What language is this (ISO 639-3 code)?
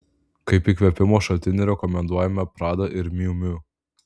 lit